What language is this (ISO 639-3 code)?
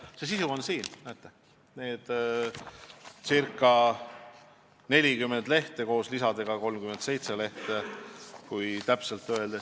est